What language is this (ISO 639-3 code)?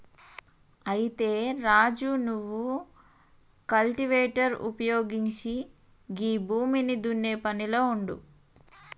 tel